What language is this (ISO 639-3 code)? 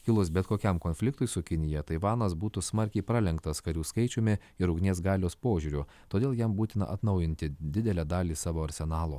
lit